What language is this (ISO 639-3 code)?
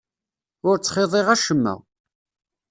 kab